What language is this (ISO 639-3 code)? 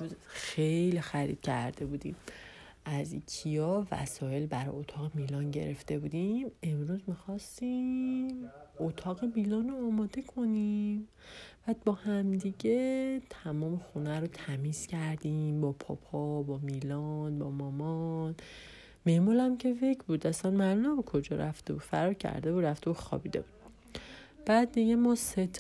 fas